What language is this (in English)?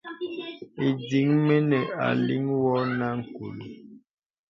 Bebele